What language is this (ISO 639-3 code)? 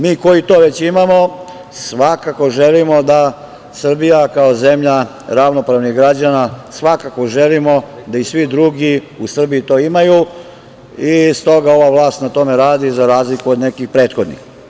srp